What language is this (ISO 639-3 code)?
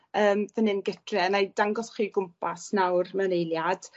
cym